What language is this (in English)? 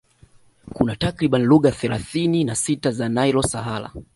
Swahili